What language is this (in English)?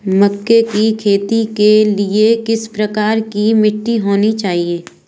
Hindi